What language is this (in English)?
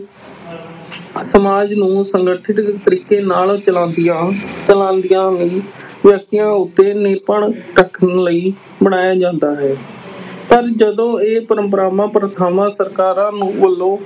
Punjabi